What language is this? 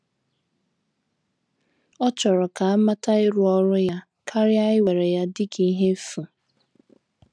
Igbo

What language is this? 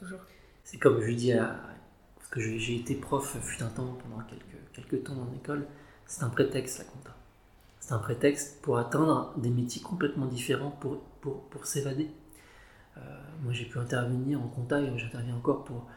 French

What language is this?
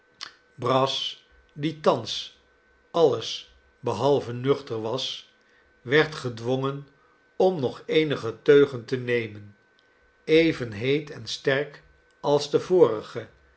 Dutch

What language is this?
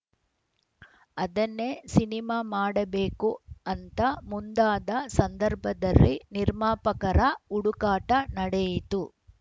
Kannada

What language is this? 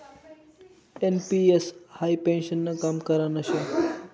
Marathi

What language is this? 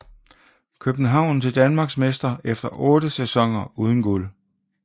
Danish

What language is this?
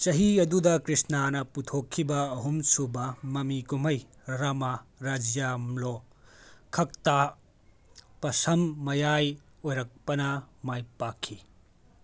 Manipuri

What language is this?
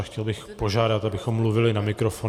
Czech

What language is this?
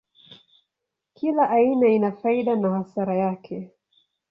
Swahili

